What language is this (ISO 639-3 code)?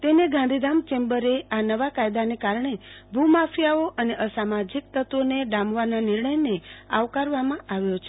guj